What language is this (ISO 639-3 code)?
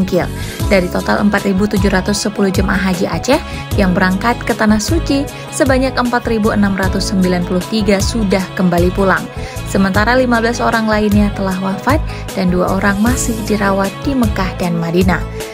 ind